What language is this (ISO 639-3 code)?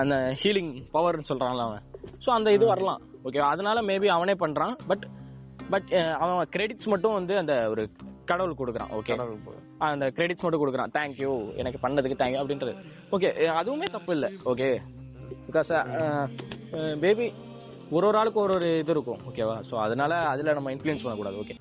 tam